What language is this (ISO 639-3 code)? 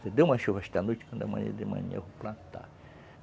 por